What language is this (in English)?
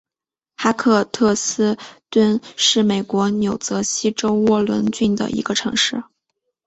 Chinese